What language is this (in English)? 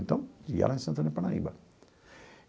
Portuguese